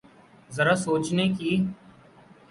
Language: Urdu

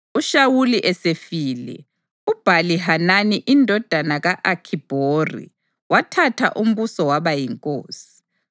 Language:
North Ndebele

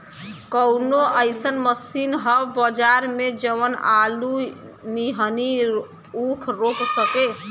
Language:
Bhojpuri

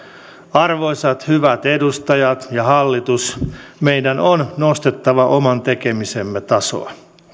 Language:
Finnish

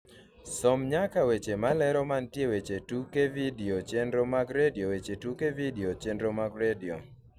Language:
Luo (Kenya and Tanzania)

